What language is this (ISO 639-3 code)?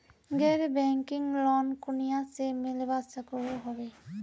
mag